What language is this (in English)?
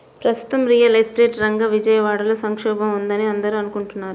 Telugu